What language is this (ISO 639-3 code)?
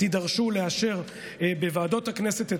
heb